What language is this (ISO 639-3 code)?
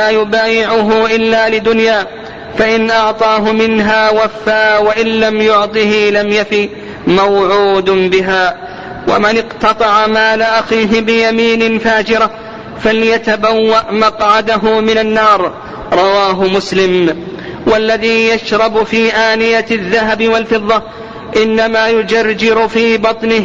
ara